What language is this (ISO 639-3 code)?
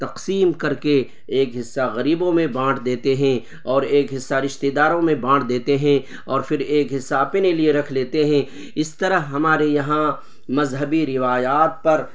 urd